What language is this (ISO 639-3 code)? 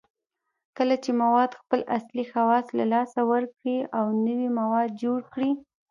pus